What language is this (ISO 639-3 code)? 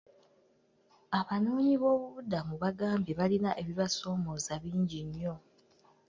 lug